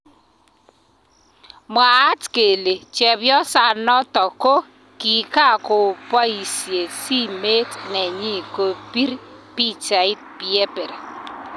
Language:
Kalenjin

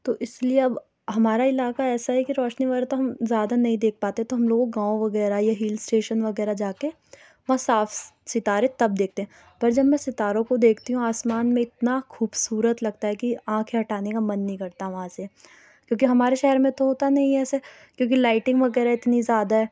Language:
Urdu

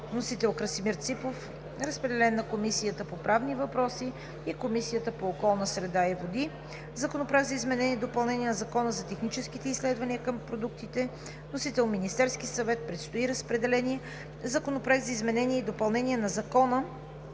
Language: Bulgarian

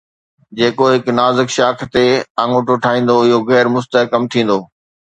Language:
Sindhi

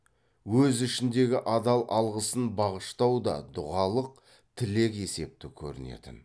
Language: Kazakh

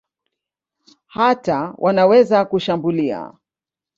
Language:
Swahili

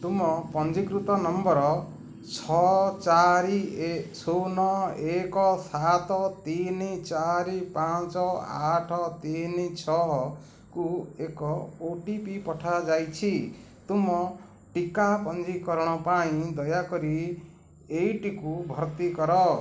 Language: Odia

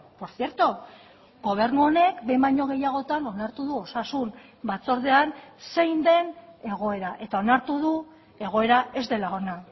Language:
Basque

